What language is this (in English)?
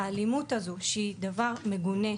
Hebrew